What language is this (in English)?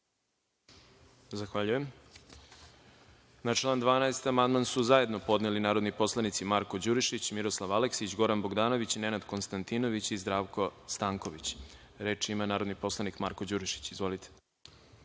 Serbian